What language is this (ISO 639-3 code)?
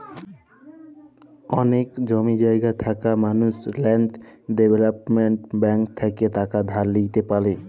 ben